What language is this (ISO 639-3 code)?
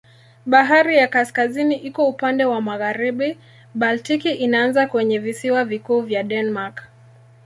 swa